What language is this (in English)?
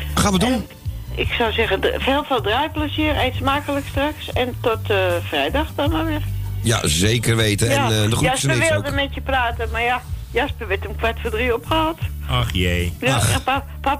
Dutch